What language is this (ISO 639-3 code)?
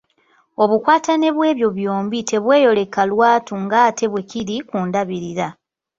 lug